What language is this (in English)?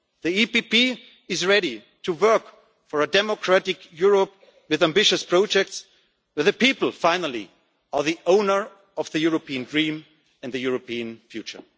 English